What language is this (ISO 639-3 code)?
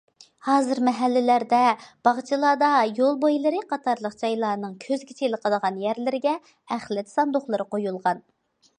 uig